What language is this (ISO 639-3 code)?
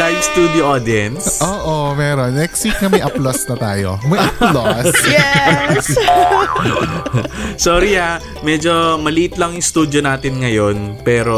fil